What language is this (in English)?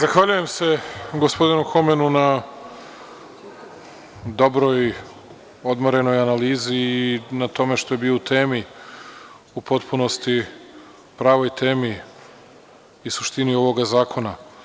Serbian